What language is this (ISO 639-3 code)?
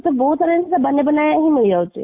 ori